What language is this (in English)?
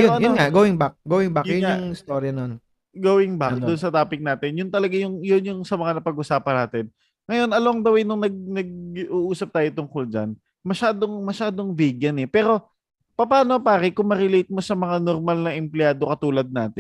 Filipino